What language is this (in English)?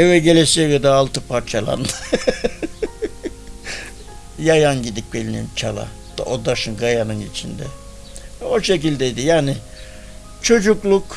Turkish